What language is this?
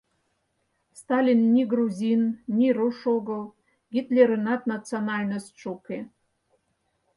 Mari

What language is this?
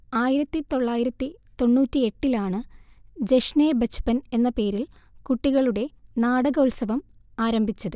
Malayalam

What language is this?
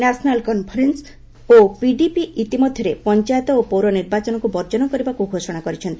Odia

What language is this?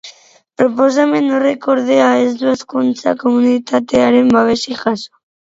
Basque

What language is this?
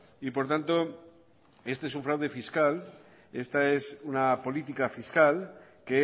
Spanish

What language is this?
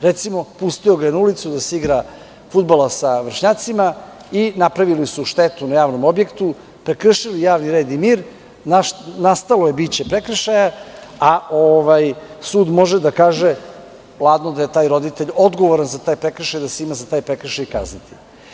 Serbian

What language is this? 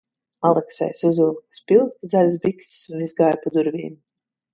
Latvian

